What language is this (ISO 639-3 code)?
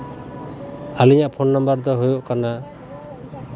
sat